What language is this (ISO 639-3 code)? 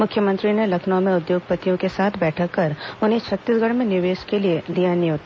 hin